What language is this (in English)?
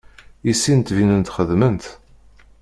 Kabyle